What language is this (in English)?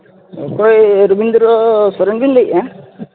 Santali